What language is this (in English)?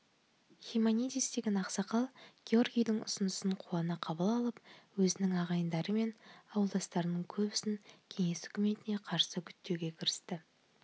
Kazakh